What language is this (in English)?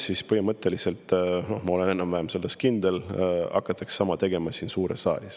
Estonian